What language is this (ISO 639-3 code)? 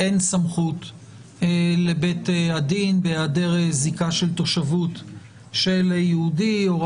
heb